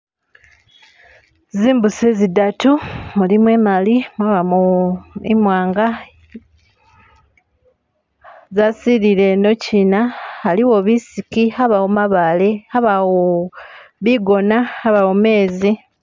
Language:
Masaaba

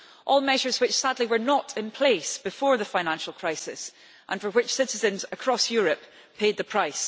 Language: English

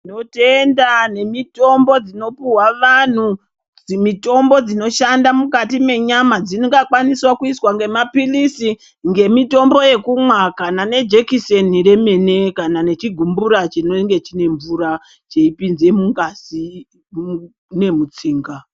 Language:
Ndau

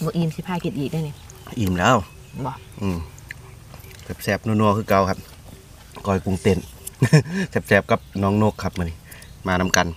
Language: Thai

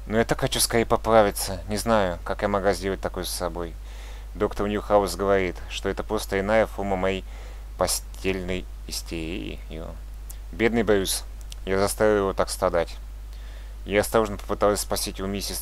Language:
Russian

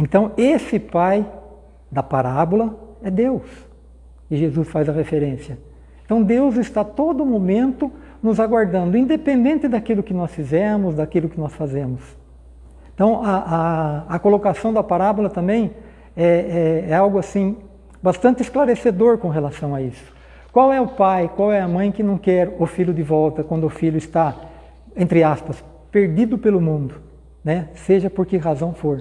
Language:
Portuguese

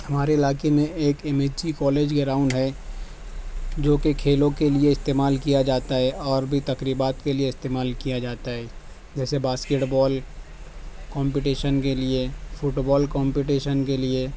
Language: Urdu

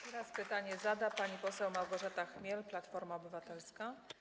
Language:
Polish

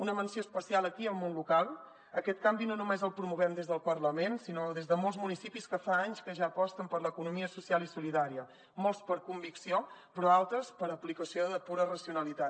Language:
Catalan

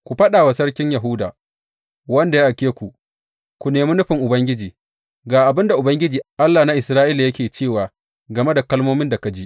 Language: Hausa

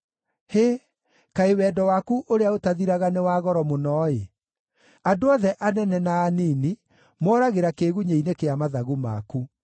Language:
Kikuyu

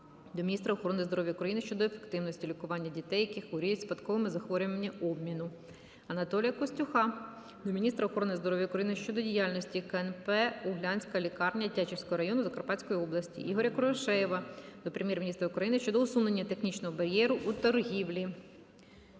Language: Ukrainian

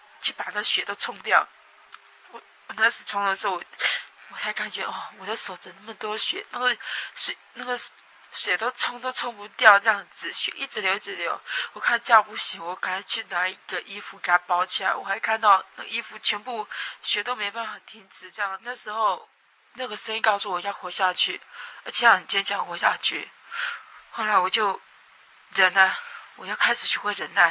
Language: Chinese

